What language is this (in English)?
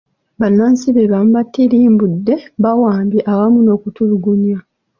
Ganda